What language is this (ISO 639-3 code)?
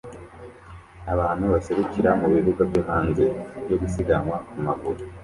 kin